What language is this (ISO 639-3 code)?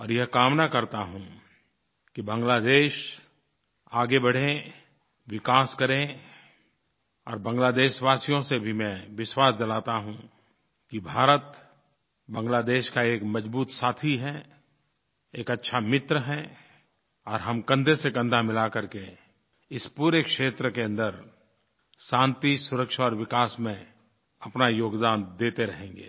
hin